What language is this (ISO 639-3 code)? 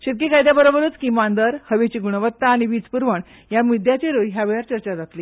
kok